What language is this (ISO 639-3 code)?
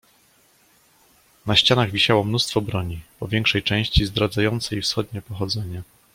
pol